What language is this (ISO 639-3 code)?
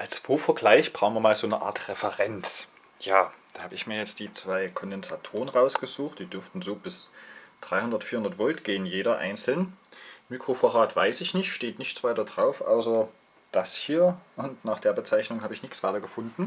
deu